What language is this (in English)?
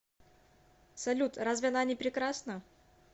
Russian